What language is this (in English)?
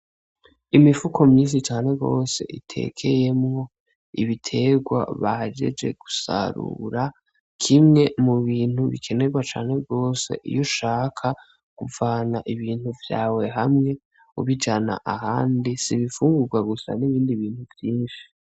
Rundi